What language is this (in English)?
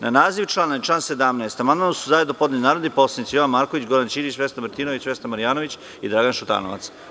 Serbian